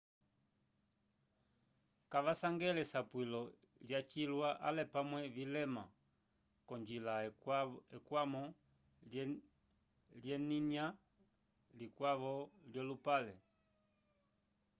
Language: Umbundu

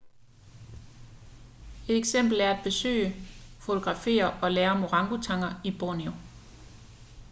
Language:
Danish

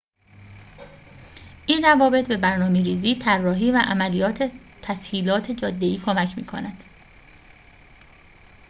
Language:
Persian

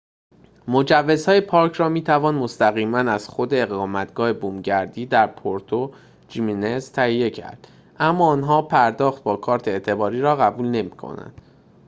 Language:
Persian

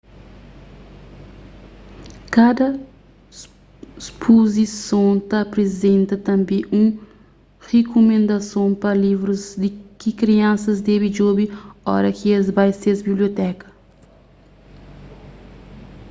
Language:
Kabuverdianu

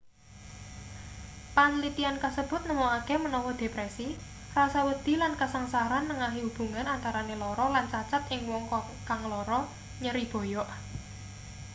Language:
Javanese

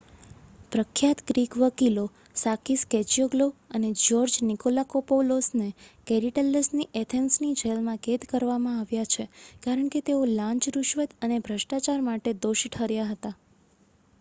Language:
Gujarati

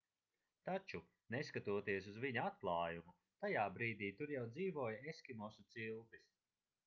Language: Latvian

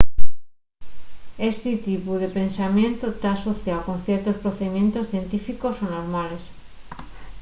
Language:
Asturian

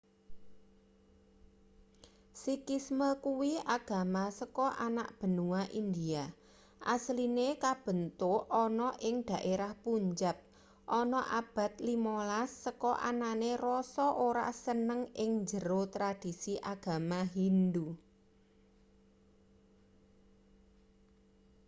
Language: Javanese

